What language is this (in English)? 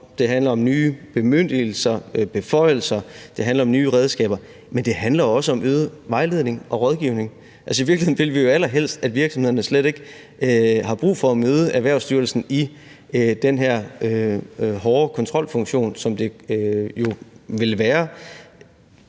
Danish